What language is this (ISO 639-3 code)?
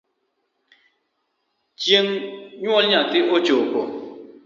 luo